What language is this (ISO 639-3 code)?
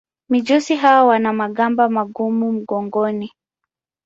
swa